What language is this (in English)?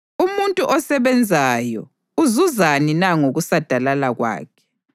North Ndebele